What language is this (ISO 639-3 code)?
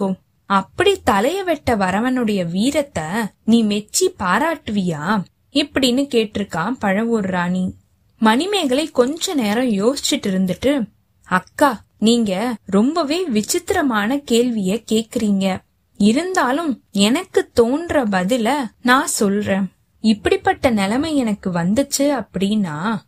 tam